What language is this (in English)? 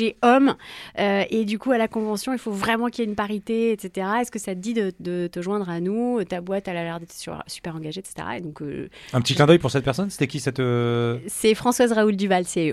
French